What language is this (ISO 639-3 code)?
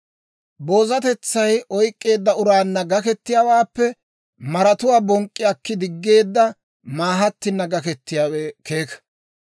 dwr